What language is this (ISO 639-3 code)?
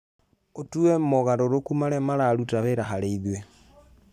kik